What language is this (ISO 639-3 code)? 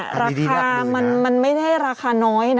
tha